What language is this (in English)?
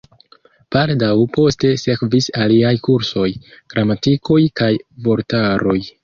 Esperanto